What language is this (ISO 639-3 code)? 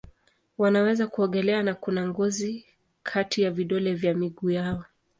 swa